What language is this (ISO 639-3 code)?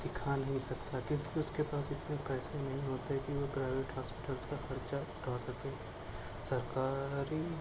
urd